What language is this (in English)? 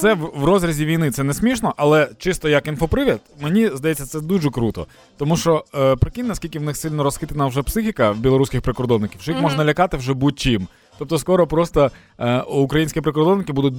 Ukrainian